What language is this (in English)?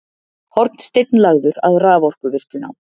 Icelandic